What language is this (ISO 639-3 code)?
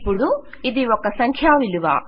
tel